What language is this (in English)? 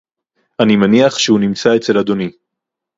Hebrew